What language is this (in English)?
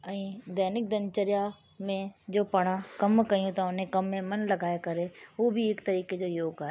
Sindhi